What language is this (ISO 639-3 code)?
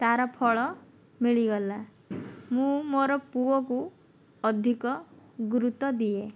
ori